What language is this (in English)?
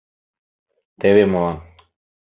Mari